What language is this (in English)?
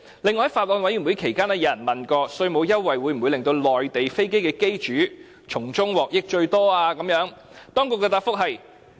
Cantonese